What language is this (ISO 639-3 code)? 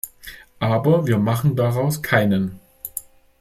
deu